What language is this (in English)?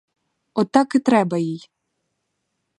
Ukrainian